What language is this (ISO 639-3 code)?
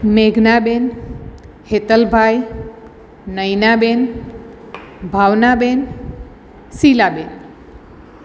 guj